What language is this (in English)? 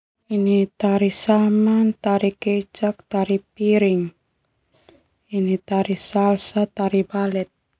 Termanu